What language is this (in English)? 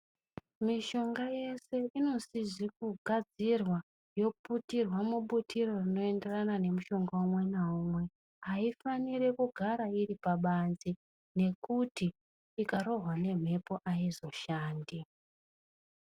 Ndau